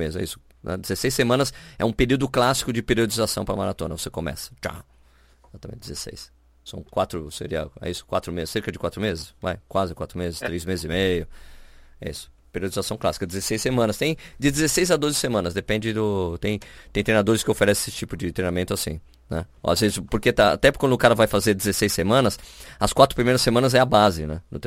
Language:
Portuguese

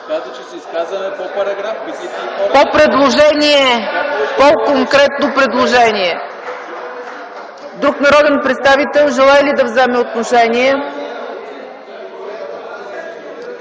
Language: Bulgarian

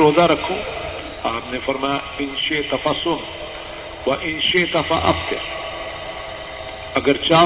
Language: Urdu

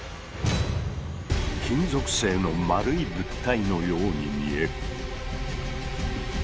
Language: Japanese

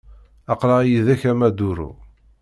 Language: Kabyle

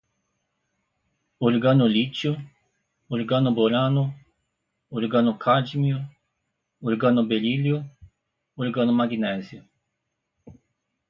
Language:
Portuguese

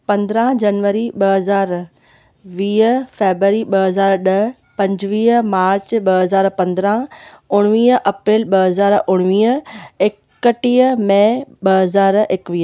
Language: Sindhi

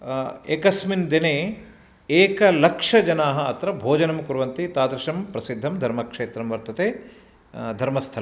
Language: Sanskrit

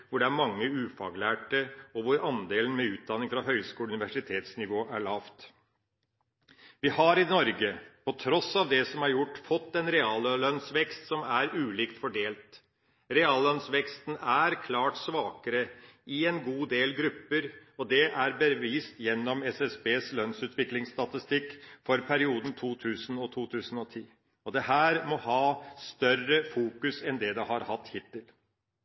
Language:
Norwegian Bokmål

